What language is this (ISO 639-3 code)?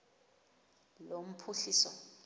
xho